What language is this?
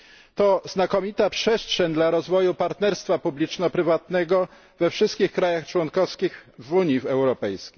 Polish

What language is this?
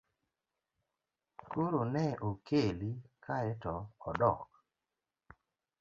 Luo (Kenya and Tanzania)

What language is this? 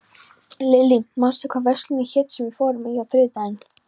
Icelandic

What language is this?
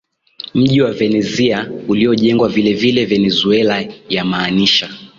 Swahili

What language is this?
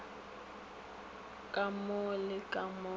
Northern Sotho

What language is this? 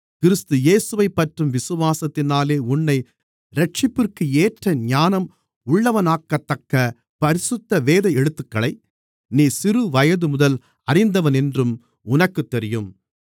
Tamil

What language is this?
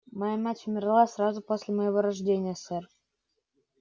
Russian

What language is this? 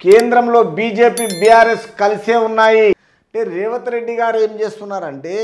Telugu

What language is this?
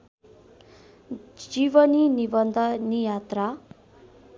Nepali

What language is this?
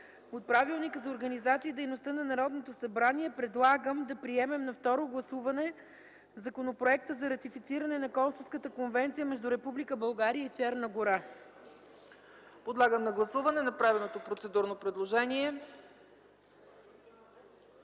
Bulgarian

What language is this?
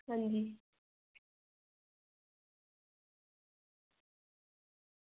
Dogri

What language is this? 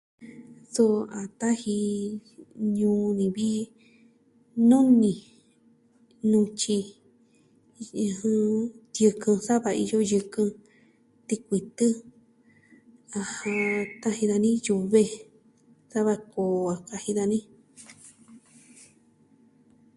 Southwestern Tlaxiaco Mixtec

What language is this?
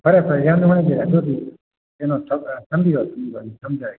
Manipuri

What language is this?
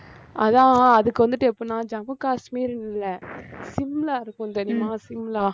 Tamil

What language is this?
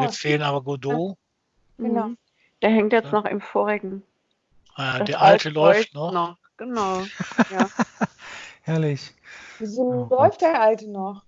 German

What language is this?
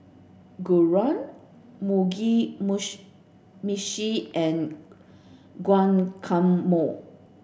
English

